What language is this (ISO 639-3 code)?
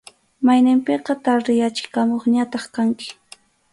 qxu